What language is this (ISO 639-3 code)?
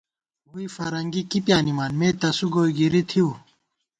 gwt